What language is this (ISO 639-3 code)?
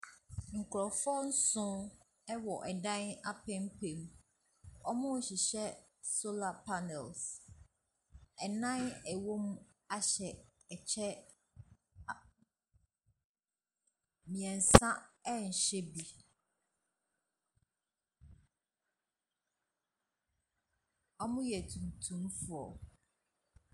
aka